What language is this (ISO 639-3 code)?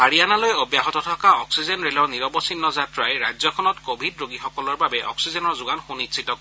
asm